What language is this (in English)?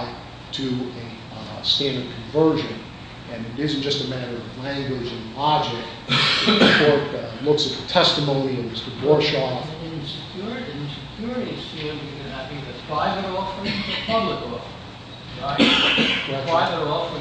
English